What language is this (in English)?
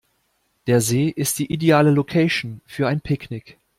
German